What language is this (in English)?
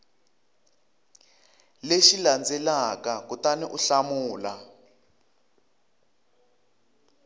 Tsonga